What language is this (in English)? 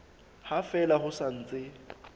Southern Sotho